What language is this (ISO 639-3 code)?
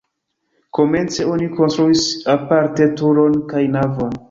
epo